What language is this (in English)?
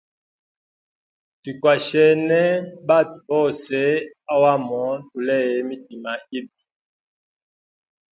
Hemba